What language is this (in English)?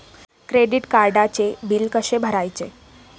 Marathi